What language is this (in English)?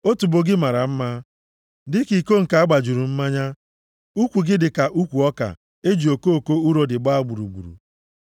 Igbo